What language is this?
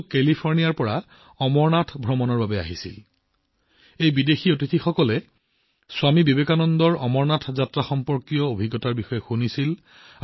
Assamese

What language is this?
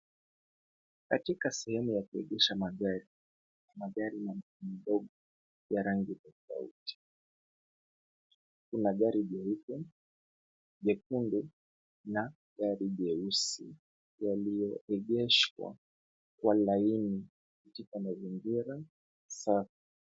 Swahili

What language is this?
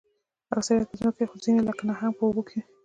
Pashto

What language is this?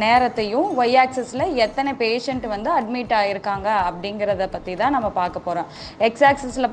Tamil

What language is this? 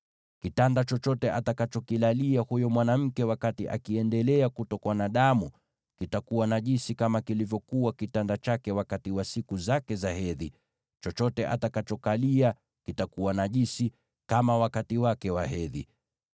Swahili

